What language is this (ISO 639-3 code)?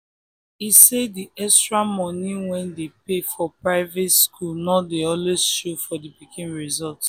pcm